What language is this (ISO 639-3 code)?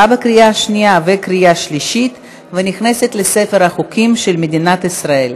heb